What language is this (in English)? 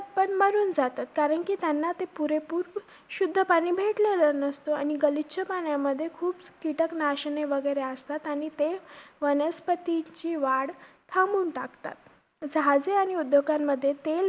Marathi